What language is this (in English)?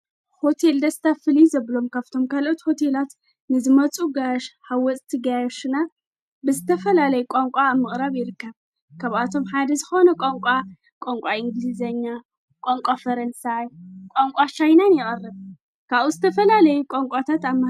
Tigrinya